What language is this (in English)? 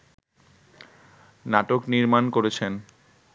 Bangla